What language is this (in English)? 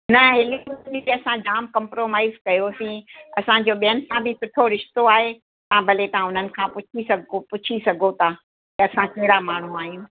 Sindhi